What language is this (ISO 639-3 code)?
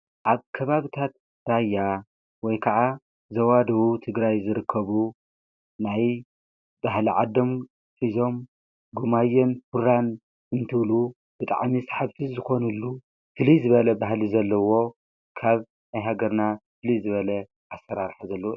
tir